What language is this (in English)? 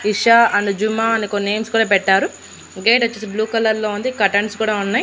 Telugu